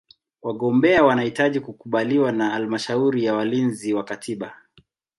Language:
Swahili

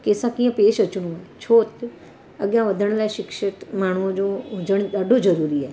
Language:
Sindhi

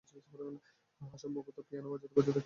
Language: Bangla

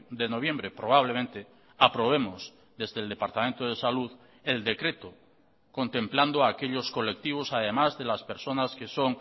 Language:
Spanish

